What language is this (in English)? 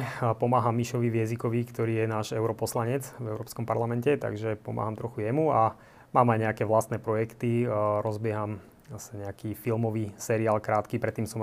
Slovak